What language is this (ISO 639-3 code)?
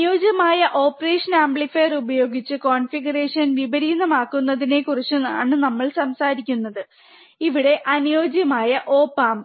mal